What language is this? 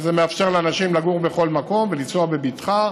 Hebrew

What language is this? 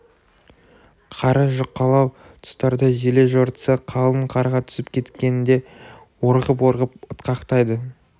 Kazakh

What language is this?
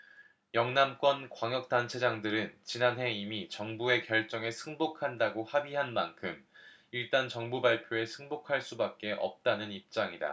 Korean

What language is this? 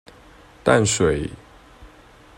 Chinese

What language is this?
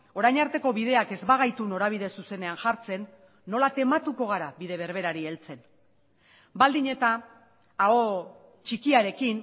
Basque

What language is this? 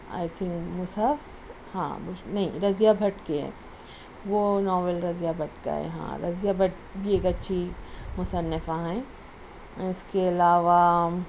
Urdu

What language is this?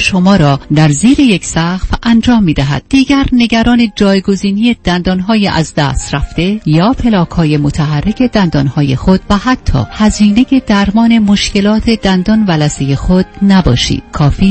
Persian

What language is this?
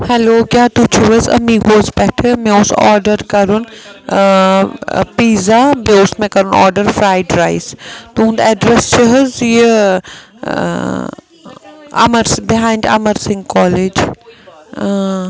Kashmiri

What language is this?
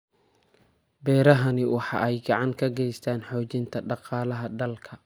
Somali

